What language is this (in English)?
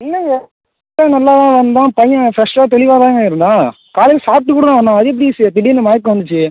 Tamil